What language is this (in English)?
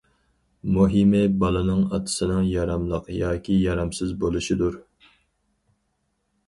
Uyghur